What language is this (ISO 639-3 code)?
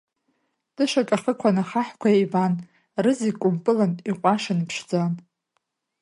abk